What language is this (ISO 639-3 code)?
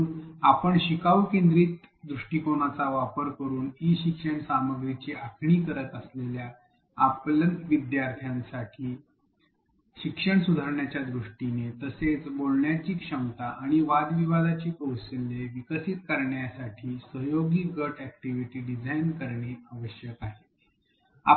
mar